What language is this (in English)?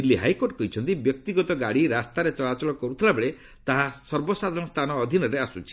Odia